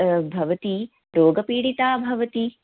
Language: Sanskrit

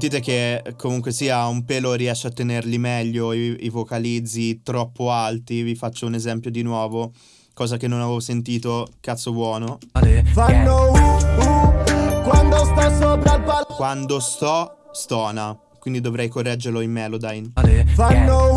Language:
Italian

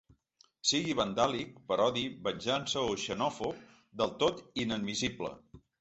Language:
Catalan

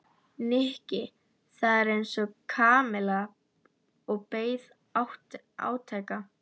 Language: Icelandic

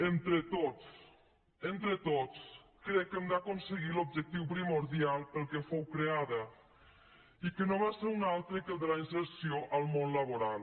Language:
Catalan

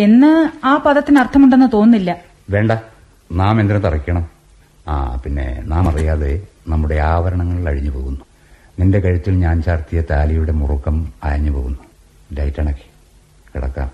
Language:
Malayalam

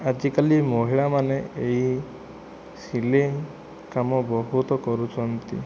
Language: Odia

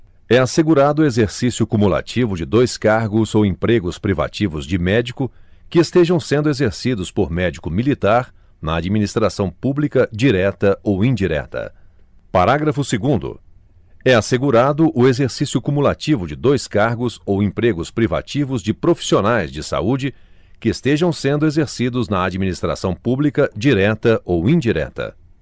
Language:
Portuguese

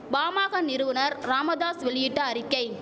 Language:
Tamil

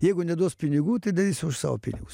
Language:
Lithuanian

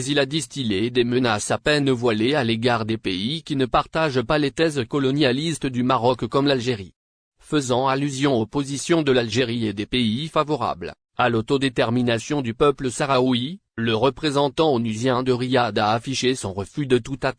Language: French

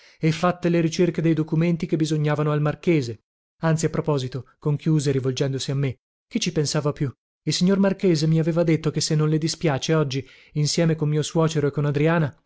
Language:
Italian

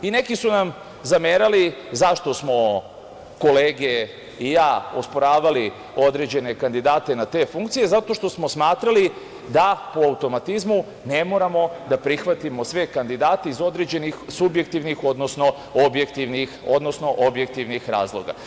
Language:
Serbian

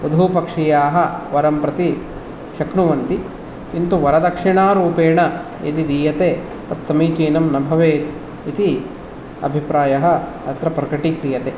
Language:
Sanskrit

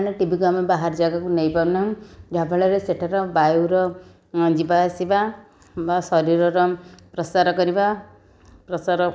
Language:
Odia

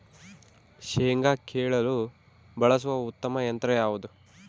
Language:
Kannada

